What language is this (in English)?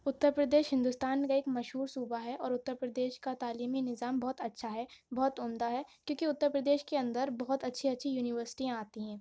Urdu